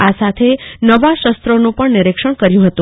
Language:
Gujarati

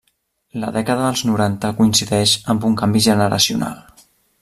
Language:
Catalan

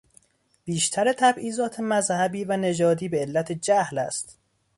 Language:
Persian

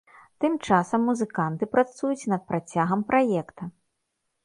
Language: Belarusian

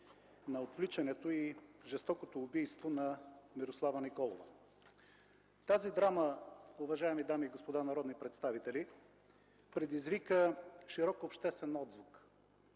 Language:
Bulgarian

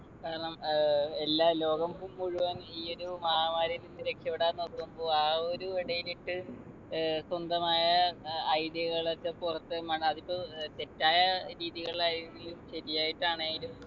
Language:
Malayalam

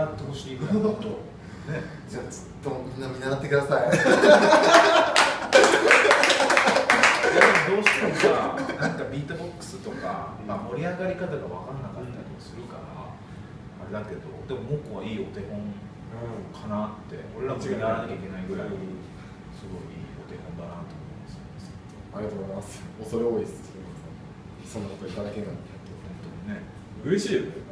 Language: Japanese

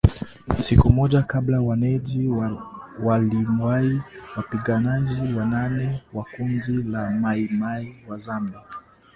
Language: Swahili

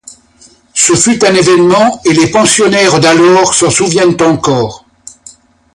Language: French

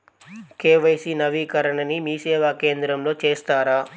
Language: Telugu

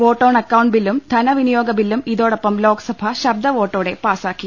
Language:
Malayalam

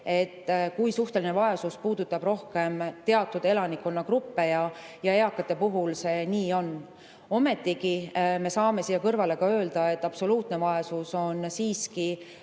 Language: Estonian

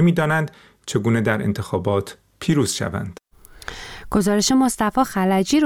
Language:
Persian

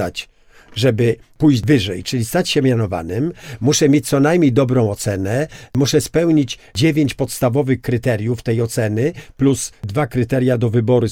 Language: Polish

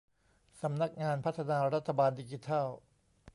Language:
Thai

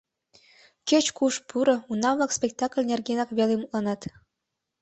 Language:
Mari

